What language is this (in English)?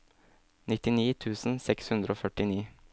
Norwegian